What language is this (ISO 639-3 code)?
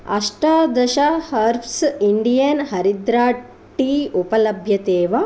san